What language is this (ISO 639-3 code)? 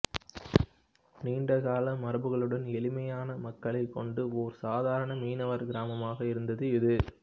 tam